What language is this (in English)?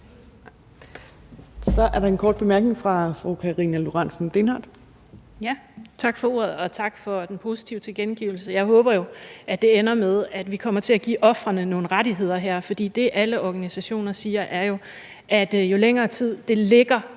Danish